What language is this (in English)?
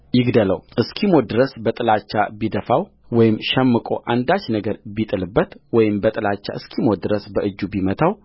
Amharic